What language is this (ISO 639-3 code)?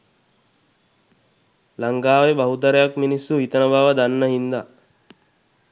sin